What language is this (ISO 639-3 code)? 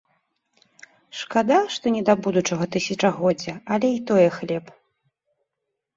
bel